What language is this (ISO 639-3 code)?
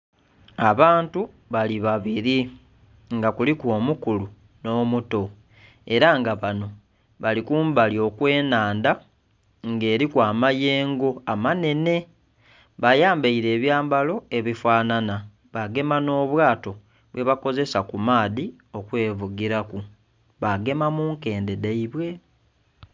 xog